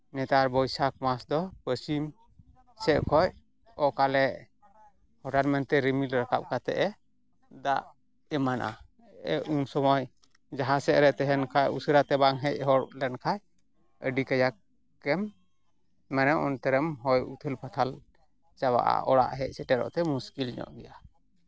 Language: Santali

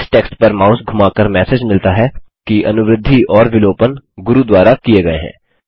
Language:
Hindi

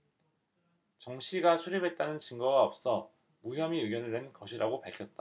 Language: Korean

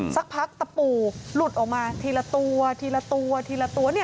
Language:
Thai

